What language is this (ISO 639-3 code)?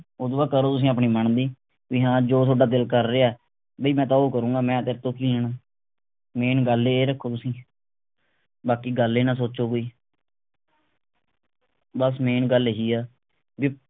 pan